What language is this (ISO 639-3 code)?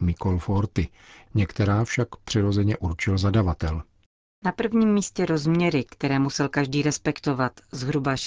ces